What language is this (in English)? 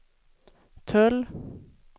Swedish